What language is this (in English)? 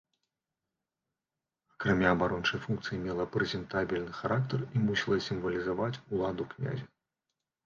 Belarusian